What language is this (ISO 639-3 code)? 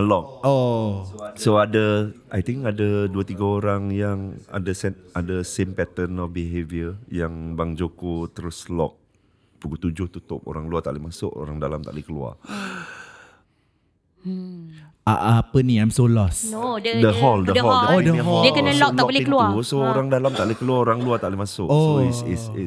msa